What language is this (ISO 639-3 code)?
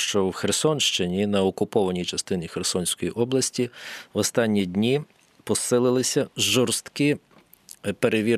ukr